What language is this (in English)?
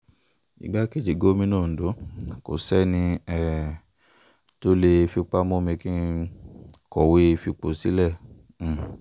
Yoruba